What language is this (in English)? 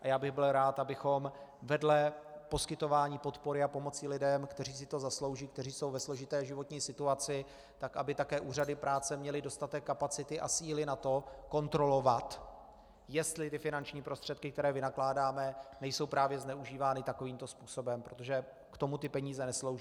Czech